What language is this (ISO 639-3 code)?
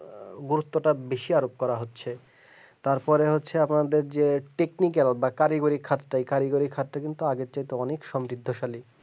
ben